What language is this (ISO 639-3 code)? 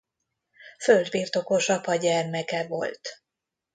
hun